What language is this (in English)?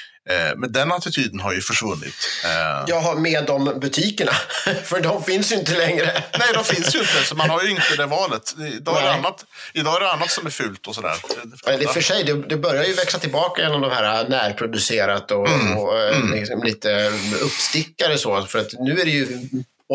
Swedish